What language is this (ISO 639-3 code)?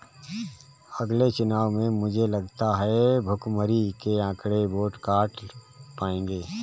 hin